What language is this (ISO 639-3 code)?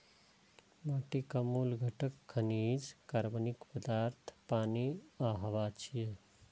mai